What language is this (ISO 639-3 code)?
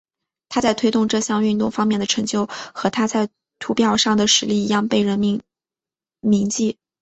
zho